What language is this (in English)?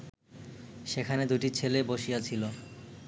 Bangla